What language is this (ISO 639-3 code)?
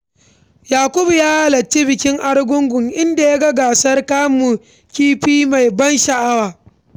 hau